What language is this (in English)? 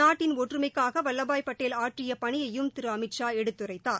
Tamil